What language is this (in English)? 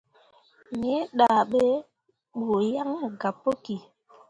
Mundang